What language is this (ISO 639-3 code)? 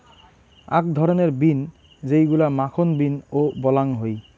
ben